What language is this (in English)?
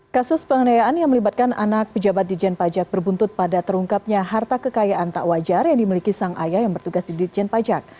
Indonesian